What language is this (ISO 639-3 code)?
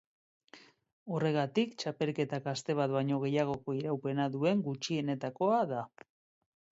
eus